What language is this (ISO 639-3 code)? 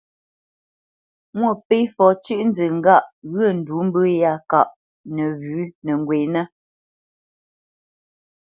bce